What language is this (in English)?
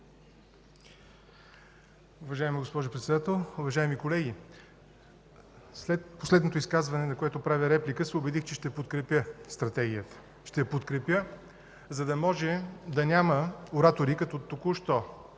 Bulgarian